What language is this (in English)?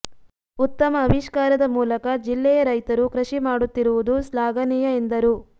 Kannada